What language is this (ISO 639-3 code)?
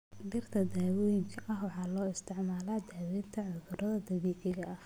som